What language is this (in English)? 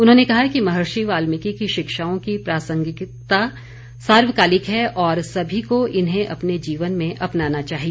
Hindi